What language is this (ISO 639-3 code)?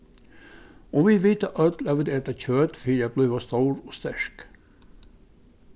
fao